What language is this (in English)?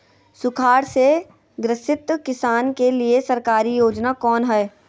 Magahi